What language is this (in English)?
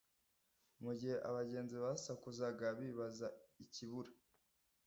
Kinyarwanda